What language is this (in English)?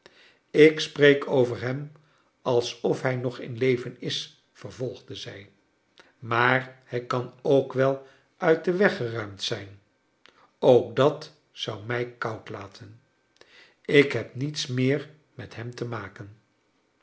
Dutch